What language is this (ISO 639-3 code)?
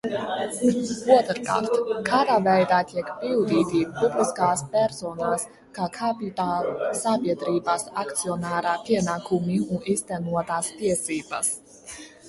lav